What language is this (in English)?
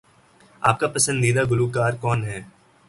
Urdu